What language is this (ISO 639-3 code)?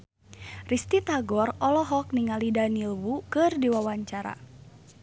sun